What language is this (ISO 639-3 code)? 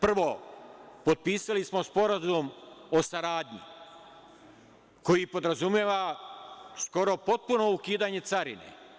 srp